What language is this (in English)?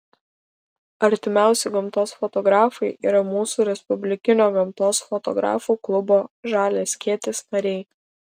Lithuanian